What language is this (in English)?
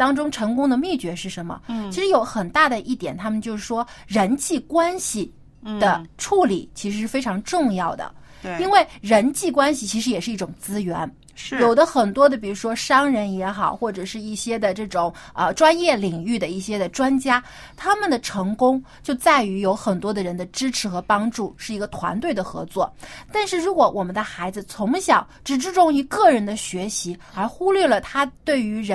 Chinese